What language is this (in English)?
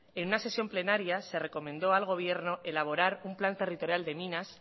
Spanish